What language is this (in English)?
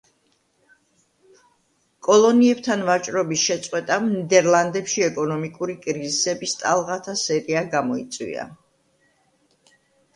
Georgian